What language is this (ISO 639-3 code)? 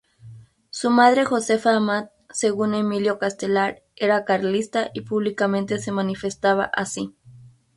spa